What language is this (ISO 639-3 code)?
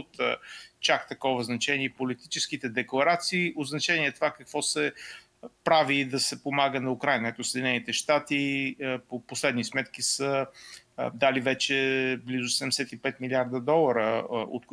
bul